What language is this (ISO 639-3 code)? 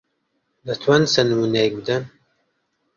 ckb